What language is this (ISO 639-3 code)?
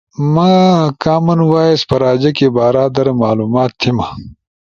ush